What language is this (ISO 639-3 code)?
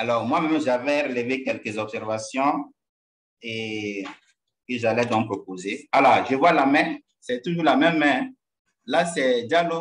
fra